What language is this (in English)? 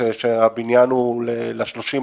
Hebrew